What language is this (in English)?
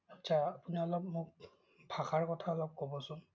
Assamese